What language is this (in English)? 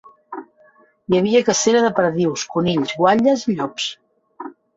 Catalan